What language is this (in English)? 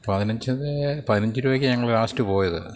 Malayalam